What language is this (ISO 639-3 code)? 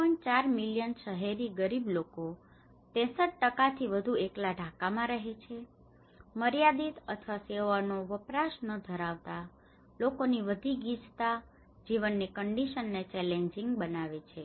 guj